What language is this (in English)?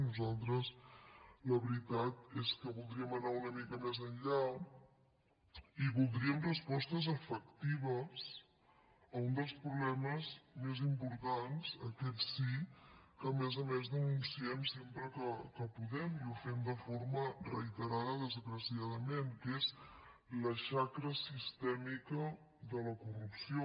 Catalan